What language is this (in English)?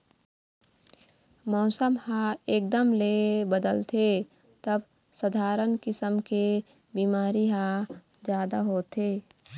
Chhattisgarhi